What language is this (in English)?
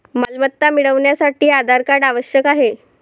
Marathi